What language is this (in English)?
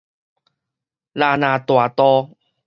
Min Nan Chinese